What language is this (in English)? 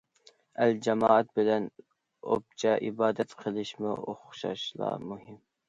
Uyghur